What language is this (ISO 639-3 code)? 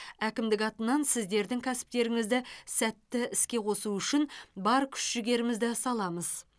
kaz